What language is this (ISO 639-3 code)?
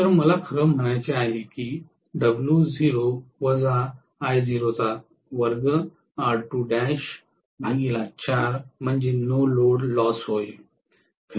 mar